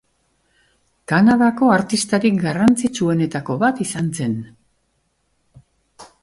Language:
Basque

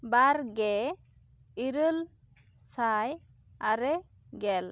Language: Santali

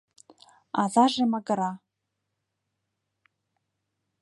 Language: Mari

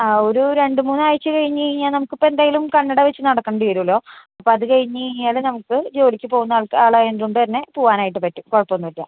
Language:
Malayalam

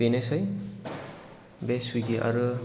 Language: Bodo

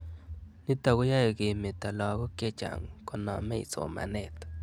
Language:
Kalenjin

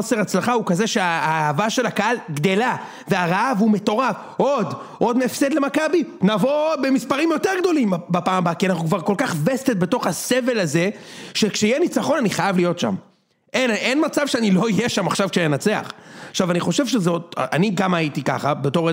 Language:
Hebrew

